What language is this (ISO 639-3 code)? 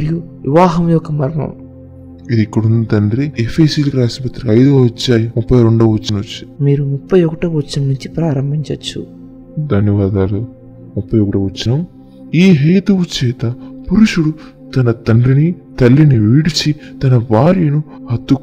tel